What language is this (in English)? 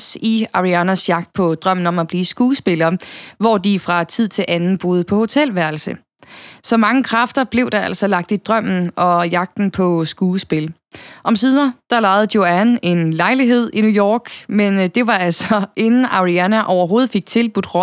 Danish